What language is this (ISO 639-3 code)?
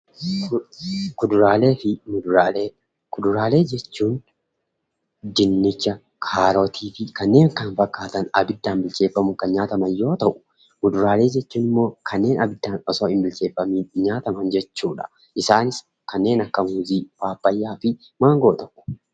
orm